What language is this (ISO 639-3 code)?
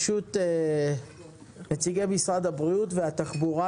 heb